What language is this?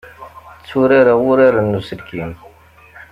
Kabyle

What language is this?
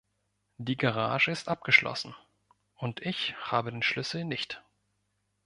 German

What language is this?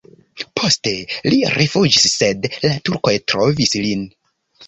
Esperanto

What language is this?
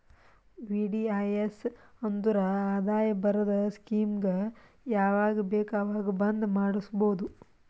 Kannada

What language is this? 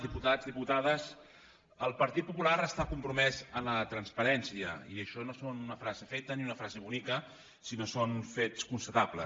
Catalan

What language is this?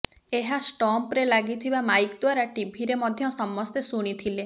Odia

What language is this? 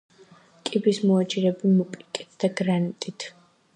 Georgian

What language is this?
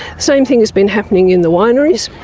English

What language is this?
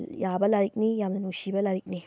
Manipuri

